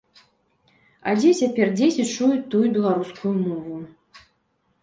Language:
Belarusian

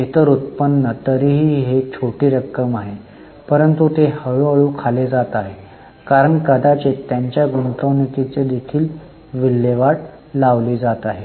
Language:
Marathi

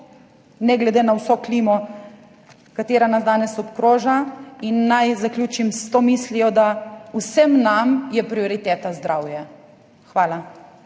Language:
Slovenian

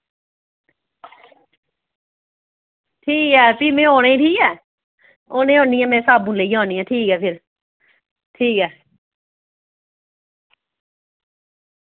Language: Dogri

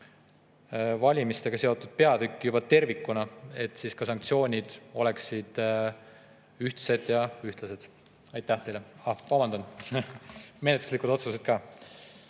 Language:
Estonian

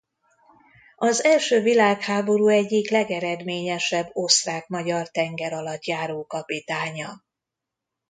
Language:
Hungarian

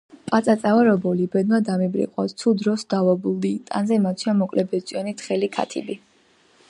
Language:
Georgian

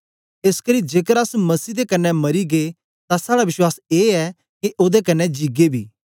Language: Dogri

